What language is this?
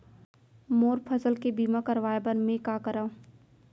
Chhattisgarhi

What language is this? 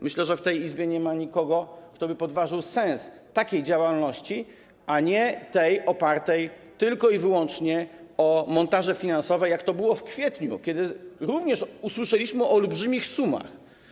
Polish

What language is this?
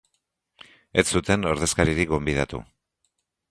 Basque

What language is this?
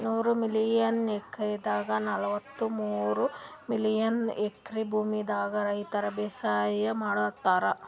Kannada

